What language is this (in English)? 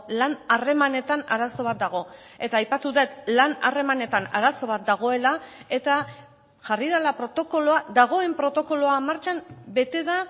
Basque